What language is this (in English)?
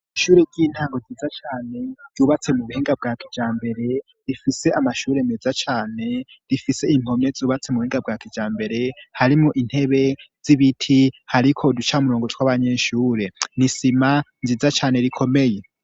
Rundi